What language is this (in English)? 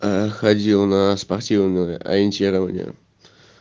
Russian